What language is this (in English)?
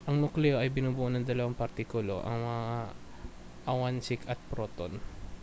Filipino